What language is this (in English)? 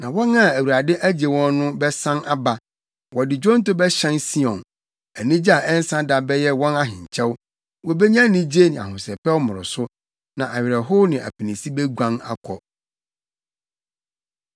Akan